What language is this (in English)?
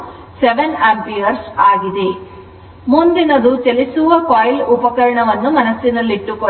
Kannada